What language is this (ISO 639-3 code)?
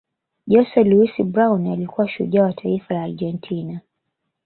swa